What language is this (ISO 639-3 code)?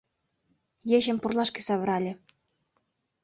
chm